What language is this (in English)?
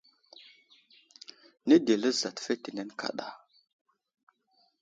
Wuzlam